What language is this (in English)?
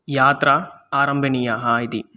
Sanskrit